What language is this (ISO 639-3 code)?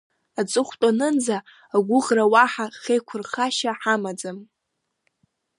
abk